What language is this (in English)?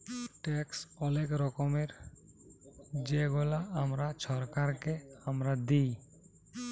Bangla